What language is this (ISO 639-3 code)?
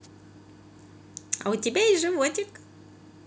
rus